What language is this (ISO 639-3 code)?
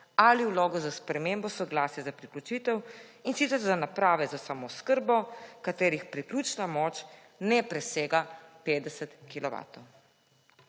slv